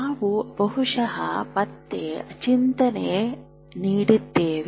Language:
Kannada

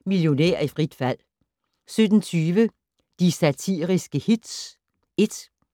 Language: Danish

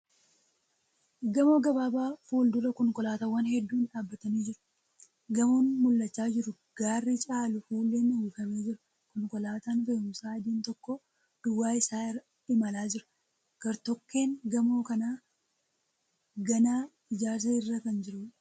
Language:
Oromo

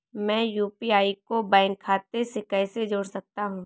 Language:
Hindi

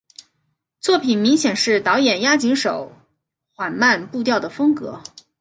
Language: Chinese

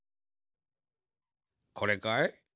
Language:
Japanese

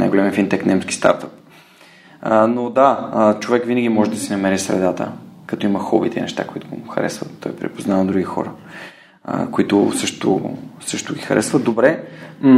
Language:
Bulgarian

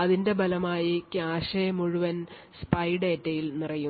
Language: Malayalam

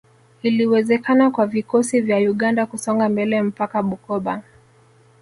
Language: Swahili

